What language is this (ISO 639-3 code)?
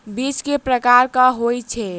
mai